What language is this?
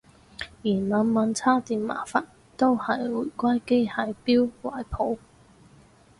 Cantonese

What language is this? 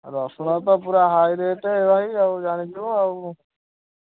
Odia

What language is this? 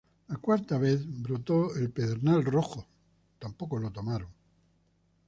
Spanish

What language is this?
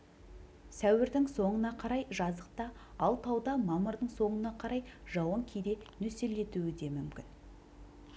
Kazakh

